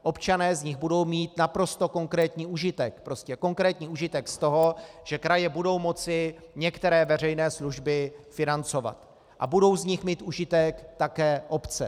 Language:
Czech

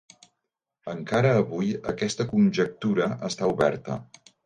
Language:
Catalan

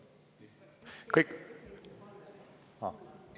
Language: Estonian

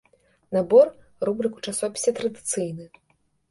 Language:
Belarusian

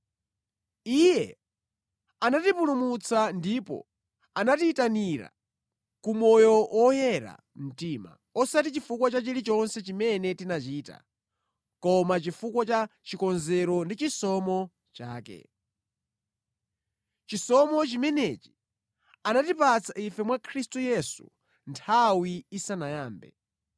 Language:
Nyanja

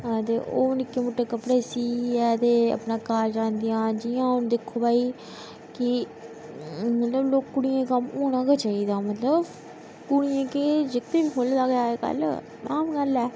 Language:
Dogri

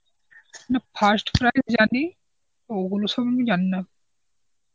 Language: Bangla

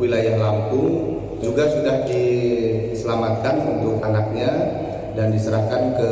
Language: Indonesian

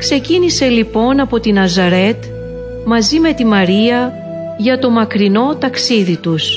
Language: Greek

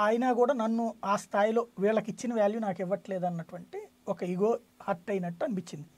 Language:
Telugu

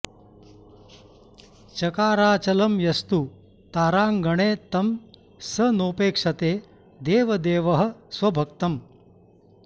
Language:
Sanskrit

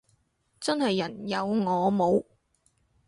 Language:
Cantonese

